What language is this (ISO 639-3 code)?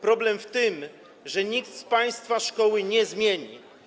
pol